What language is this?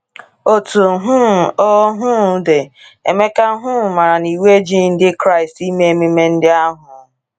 Igbo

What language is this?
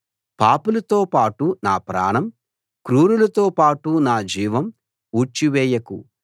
Telugu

